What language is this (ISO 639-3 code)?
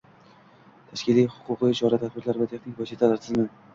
uzb